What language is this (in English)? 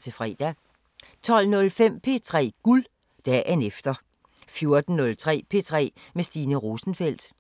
Danish